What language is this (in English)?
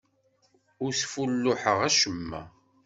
Kabyle